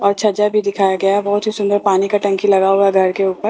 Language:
Hindi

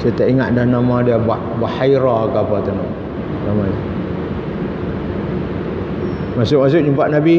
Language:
Malay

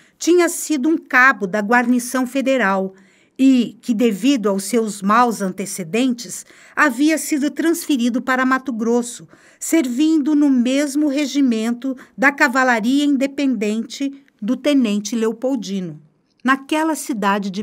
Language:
Portuguese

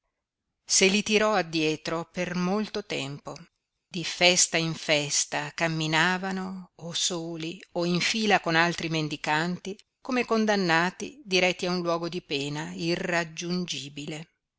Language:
Italian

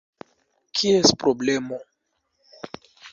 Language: Esperanto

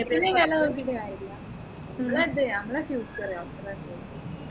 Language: Malayalam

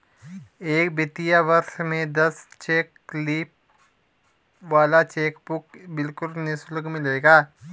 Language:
Hindi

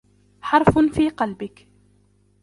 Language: Arabic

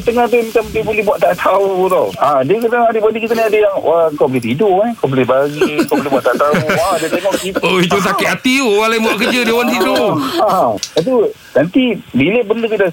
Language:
Malay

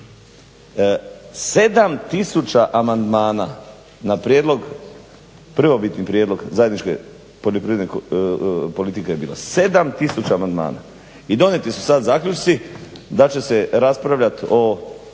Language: Croatian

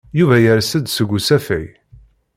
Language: Kabyle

